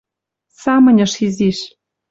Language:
Western Mari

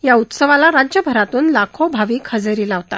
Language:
Marathi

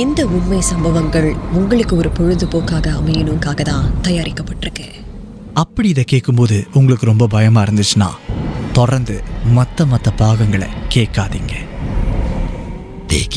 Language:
Tamil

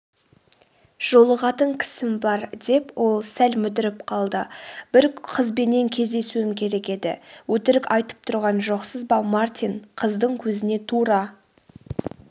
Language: Kazakh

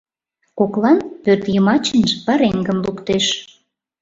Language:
Mari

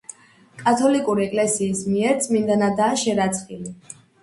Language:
Georgian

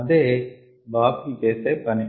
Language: Telugu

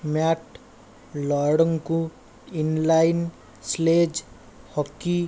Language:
Odia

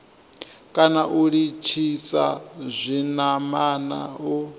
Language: Venda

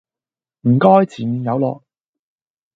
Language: Cantonese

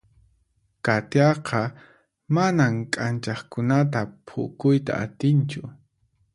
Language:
Puno Quechua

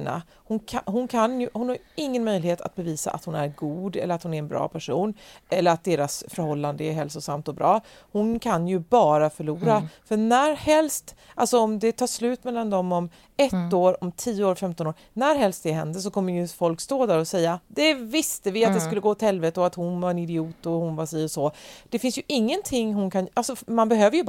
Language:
Swedish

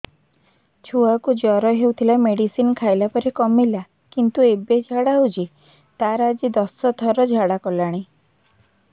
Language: Odia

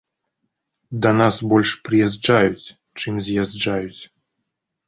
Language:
Belarusian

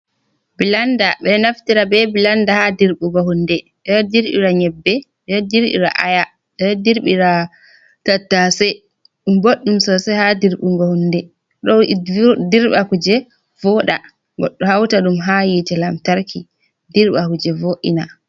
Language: Fula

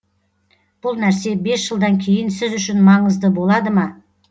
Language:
Kazakh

